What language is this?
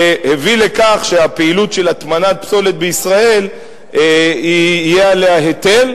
Hebrew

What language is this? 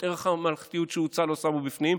Hebrew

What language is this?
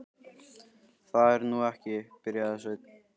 Icelandic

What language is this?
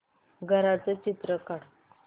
Marathi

